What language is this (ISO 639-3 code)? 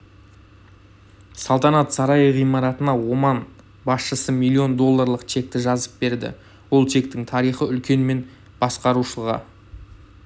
kaz